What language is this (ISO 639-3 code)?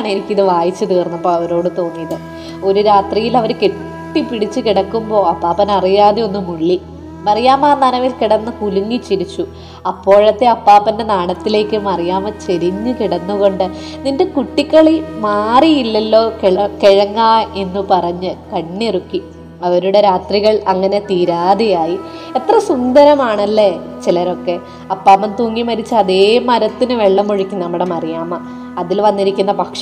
mal